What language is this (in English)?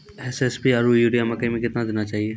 Maithili